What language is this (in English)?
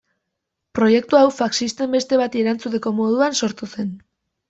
Basque